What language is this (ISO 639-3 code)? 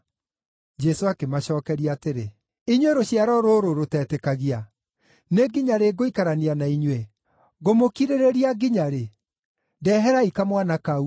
kik